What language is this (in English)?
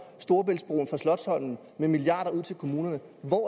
Danish